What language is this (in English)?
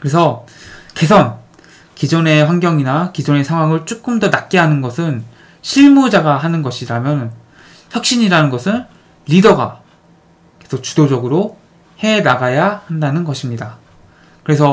Korean